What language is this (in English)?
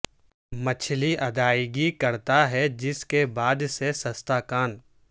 Urdu